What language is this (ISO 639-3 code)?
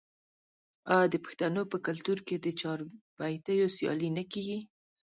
pus